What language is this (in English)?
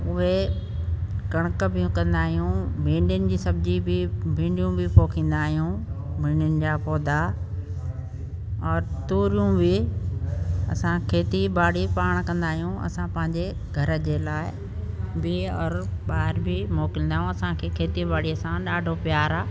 Sindhi